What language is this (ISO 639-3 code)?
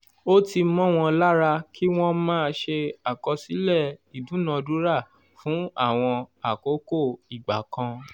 yor